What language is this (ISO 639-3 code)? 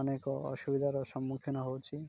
ori